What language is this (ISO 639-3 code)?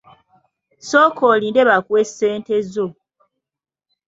lug